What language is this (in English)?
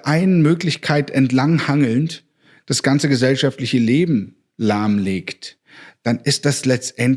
German